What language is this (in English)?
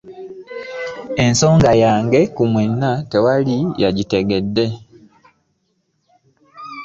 Ganda